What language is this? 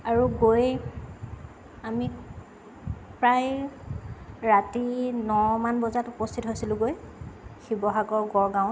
Assamese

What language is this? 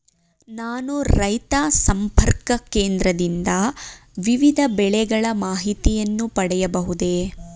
Kannada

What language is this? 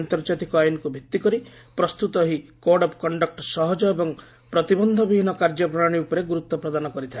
Odia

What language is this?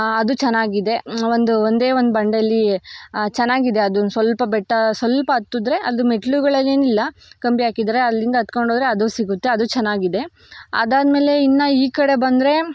Kannada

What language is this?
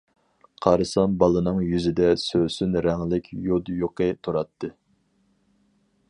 Uyghur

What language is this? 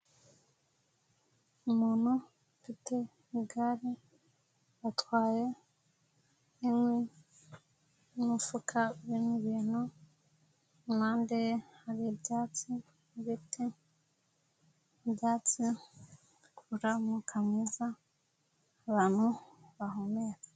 Kinyarwanda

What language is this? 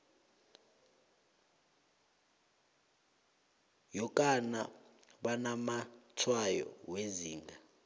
South Ndebele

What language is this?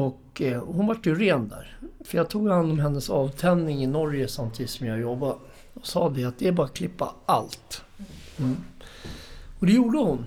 Swedish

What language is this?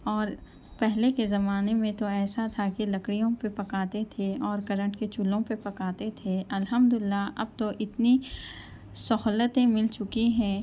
Urdu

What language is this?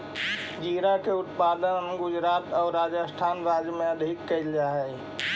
Magahi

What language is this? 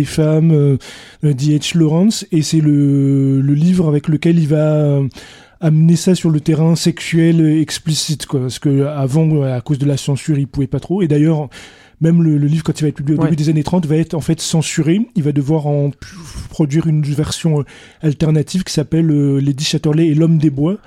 French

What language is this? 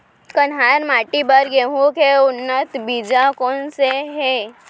Chhattisgarhi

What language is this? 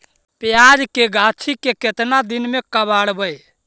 Magahi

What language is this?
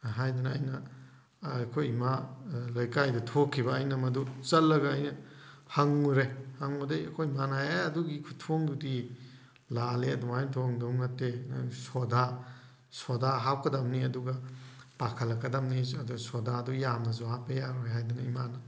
Manipuri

